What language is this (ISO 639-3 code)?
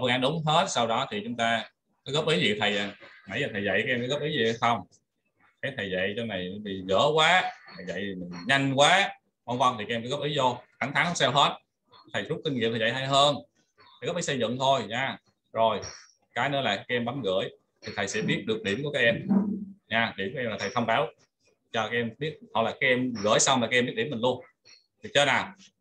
vie